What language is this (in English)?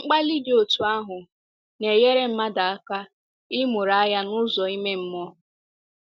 Igbo